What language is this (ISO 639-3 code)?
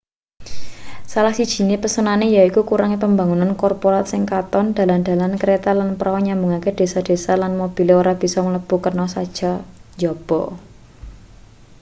jav